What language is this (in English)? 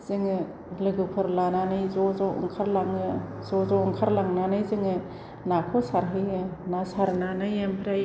Bodo